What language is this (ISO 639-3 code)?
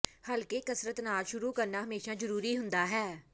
pan